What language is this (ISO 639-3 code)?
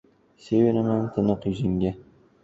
uzb